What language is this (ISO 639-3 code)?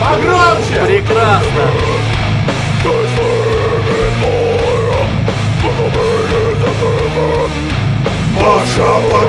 rus